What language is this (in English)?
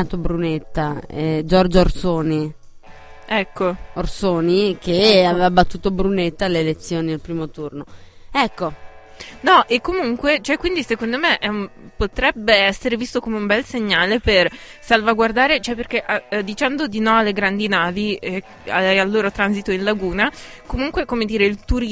Italian